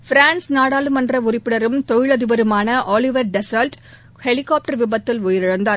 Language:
Tamil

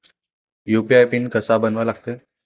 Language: Marathi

